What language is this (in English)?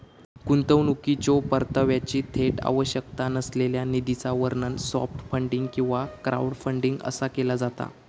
Marathi